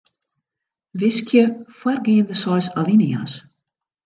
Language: Western Frisian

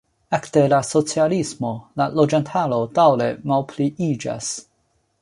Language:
Esperanto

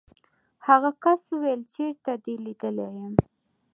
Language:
Pashto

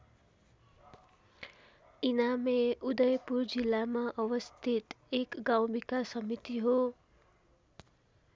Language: Nepali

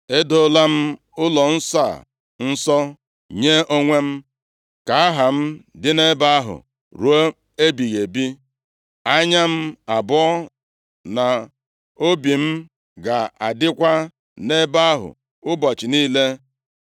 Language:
Igbo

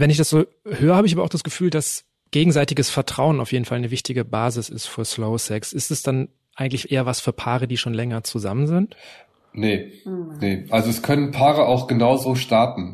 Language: German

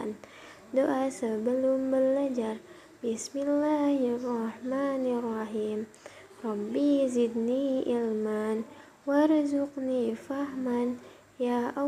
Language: Indonesian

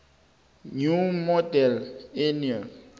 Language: South Ndebele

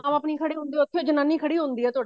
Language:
Punjabi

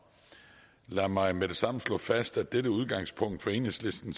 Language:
Danish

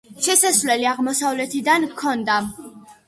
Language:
Georgian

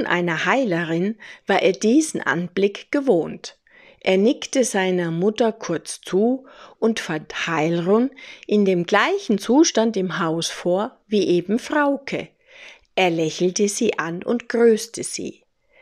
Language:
German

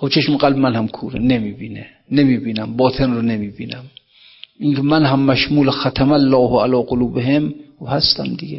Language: Persian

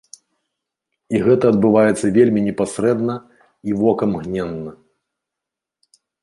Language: Belarusian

